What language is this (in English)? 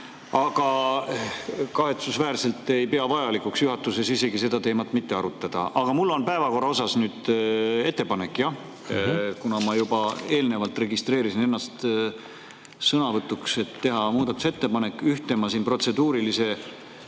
Estonian